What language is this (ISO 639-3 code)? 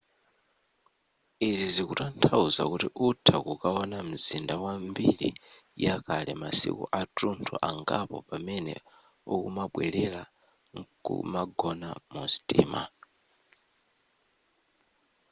nya